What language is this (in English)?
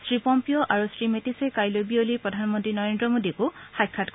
Assamese